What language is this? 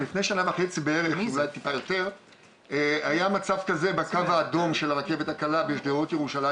Hebrew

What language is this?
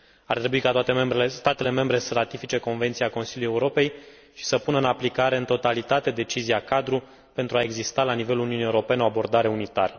Romanian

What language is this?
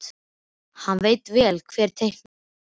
Icelandic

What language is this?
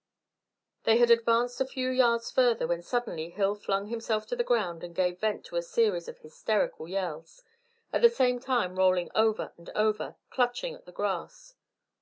English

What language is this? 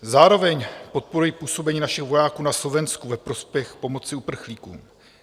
Czech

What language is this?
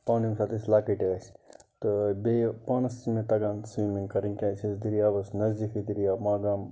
Kashmiri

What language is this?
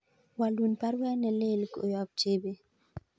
Kalenjin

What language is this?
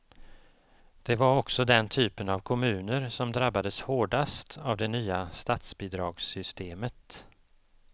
Swedish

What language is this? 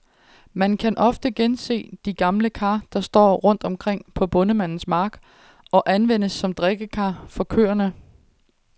Danish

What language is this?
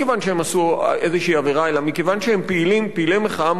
Hebrew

